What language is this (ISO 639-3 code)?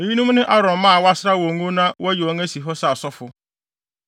aka